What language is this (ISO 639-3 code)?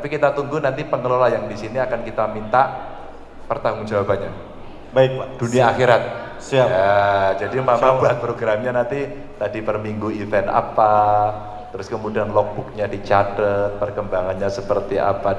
ind